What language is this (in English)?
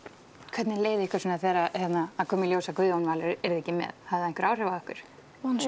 Icelandic